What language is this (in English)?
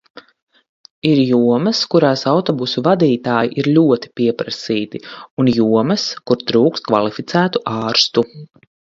Latvian